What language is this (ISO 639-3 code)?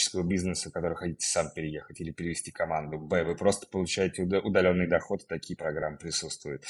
rus